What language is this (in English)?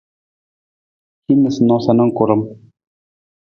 Nawdm